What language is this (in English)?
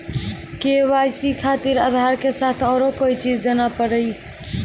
Maithili